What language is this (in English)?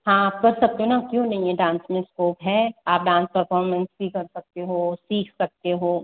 Hindi